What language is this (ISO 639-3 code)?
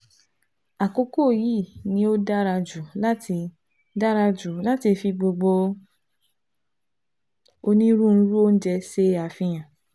yor